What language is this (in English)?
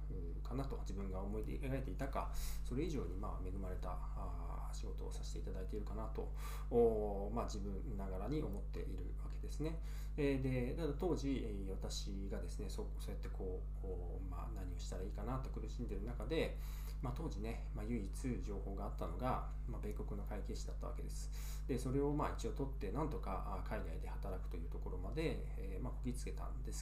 Japanese